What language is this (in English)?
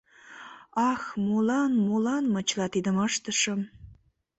Mari